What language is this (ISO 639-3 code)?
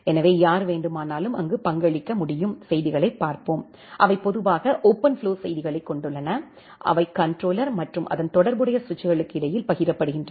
tam